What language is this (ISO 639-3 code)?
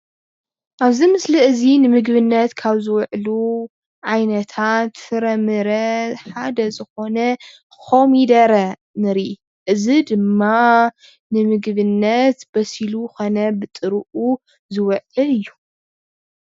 tir